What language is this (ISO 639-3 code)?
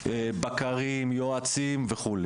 heb